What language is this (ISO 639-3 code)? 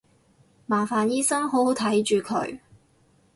yue